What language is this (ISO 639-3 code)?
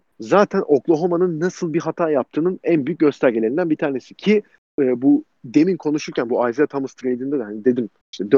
tur